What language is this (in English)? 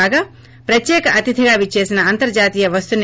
Telugu